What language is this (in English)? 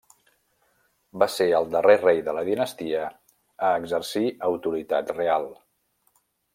Catalan